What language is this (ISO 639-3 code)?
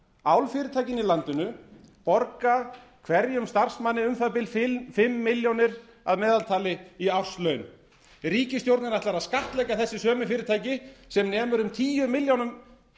isl